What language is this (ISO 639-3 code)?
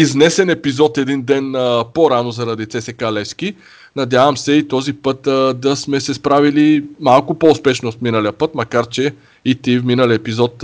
bul